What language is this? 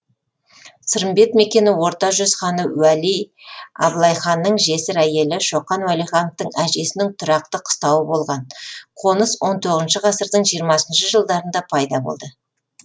Kazakh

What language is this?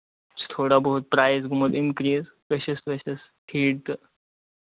Kashmiri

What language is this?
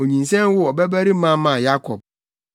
Akan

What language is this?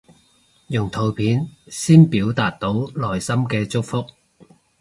Cantonese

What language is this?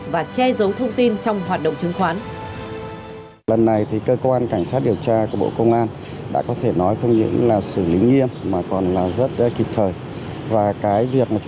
Vietnamese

